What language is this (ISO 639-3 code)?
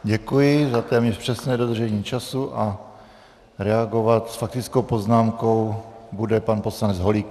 ces